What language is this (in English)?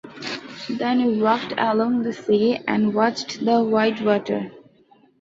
English